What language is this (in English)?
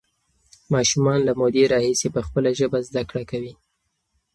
Pashto